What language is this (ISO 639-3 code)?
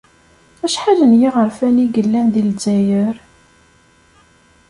kab